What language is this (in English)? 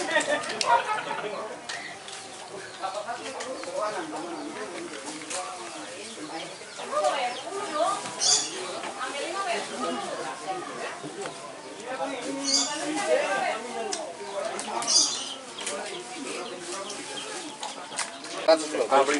Indonesian